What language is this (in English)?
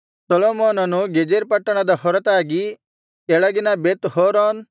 Kannada